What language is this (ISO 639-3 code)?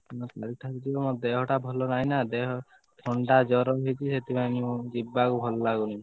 ori